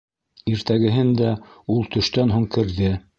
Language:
Bashkir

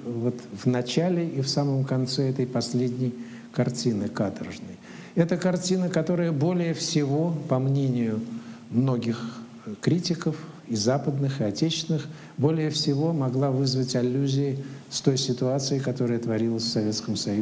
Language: Russian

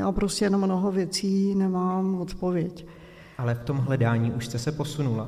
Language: Czech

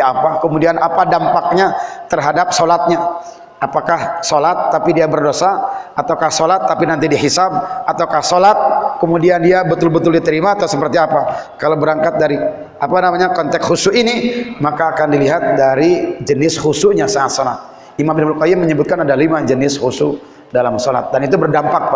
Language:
Indonesian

